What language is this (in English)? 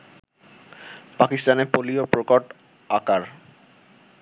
Bangla